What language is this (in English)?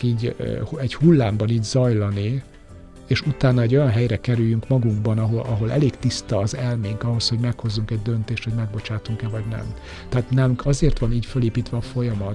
Hungarian